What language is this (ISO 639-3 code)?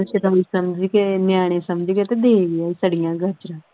pan